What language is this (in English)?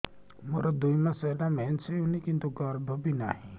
Odia